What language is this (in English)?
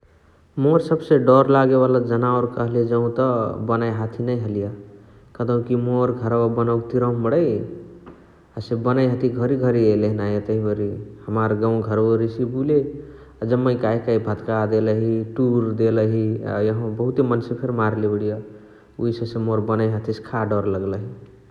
Chitwania Tharu